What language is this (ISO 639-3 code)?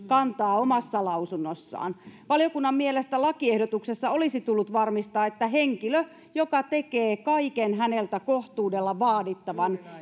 fin